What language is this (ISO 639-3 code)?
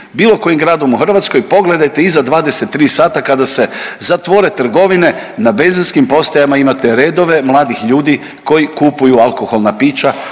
hrv